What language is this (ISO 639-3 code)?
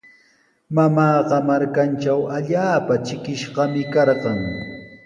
qws